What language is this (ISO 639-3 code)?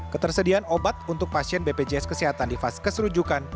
ind